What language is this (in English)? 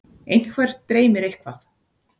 Icelandic